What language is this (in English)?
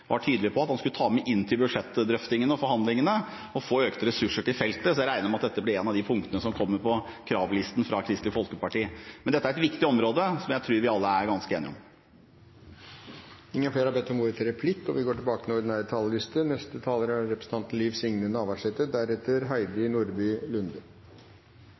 Norwegian